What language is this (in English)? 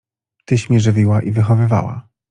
Polish